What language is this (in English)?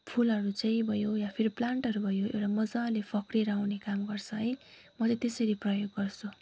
Nepali